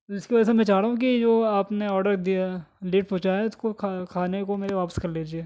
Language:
Urdu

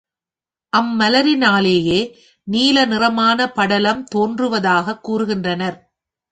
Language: Tamil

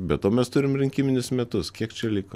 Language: Lithuanian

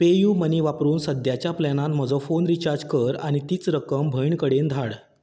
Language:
Konkani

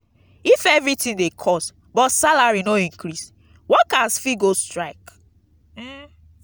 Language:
Nigerian Pidgin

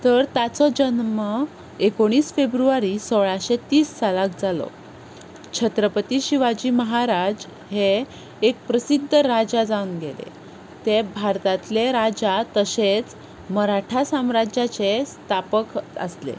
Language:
Konkani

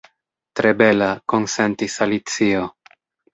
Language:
Esperanto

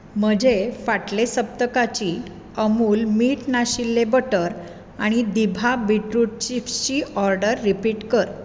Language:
Konkani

